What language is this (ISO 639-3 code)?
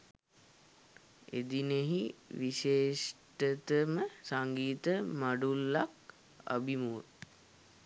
sin